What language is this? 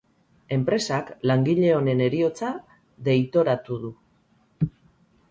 Basque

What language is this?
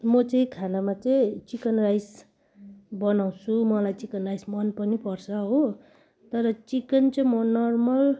Nepali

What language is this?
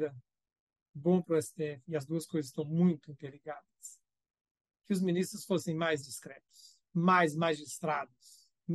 Portuguese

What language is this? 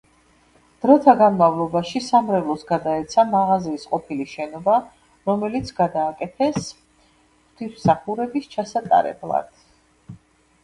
Georgian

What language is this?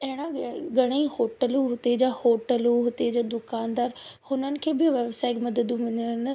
Sindhi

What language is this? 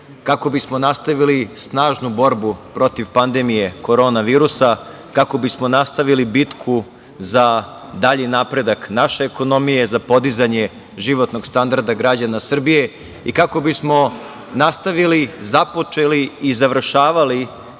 Serbian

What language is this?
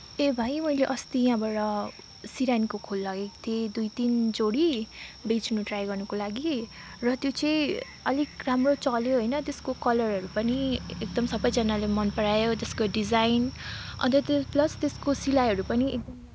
Nepali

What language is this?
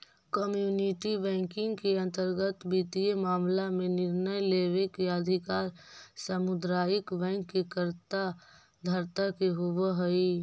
Magahi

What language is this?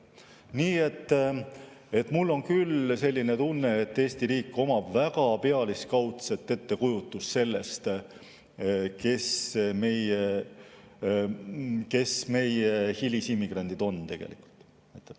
Estonian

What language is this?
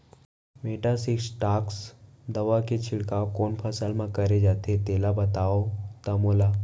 Chhattisgarhi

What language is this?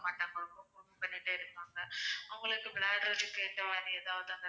Tamil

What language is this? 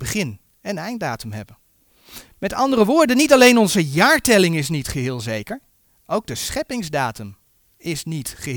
Dutch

